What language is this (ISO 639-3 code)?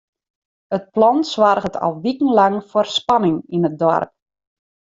fry